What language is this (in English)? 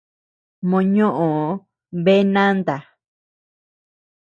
Tepeuxila Cuicatec